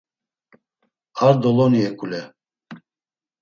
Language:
Laz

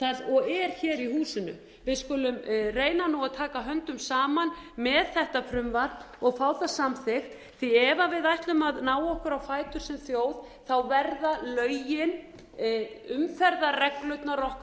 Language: Icelandic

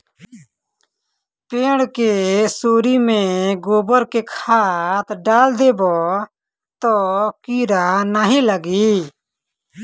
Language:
Bhojpuri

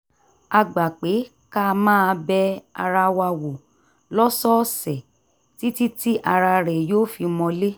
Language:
Yoruba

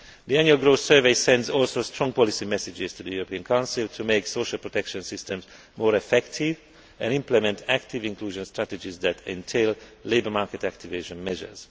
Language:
English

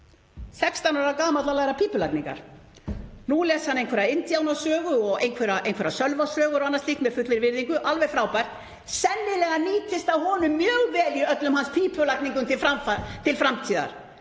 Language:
Icelandic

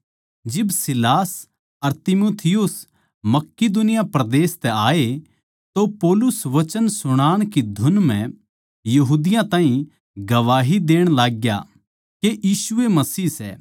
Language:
Haryanvi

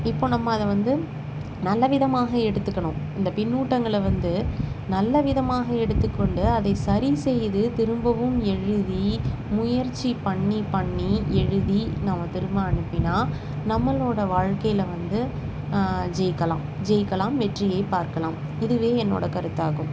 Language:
Tamil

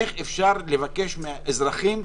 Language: Hebrew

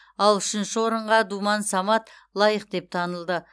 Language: Kazakh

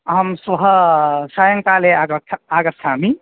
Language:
Sanskrit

